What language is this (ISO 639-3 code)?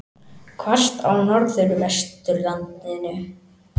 isl